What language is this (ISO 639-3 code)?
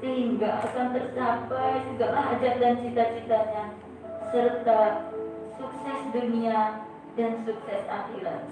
ind